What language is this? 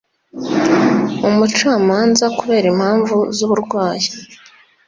Kinyarwanda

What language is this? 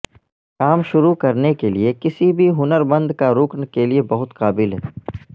Urdu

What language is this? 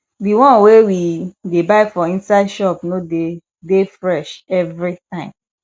Nigerian Pidgin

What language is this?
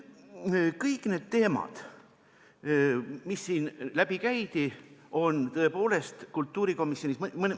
Estonian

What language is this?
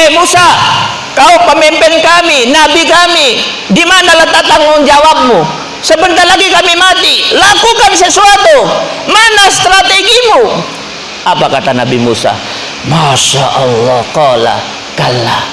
Indonesian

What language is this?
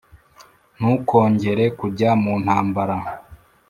Kinyarwanda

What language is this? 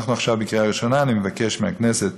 Hebrew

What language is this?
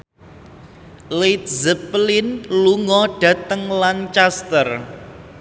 Javanese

